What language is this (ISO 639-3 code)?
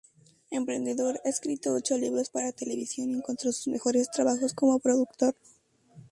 spa